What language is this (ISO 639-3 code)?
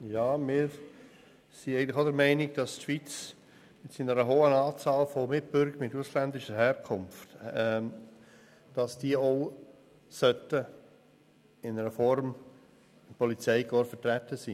gsw